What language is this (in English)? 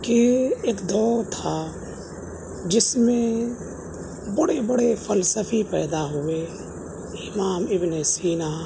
Urdu